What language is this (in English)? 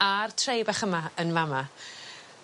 Welsh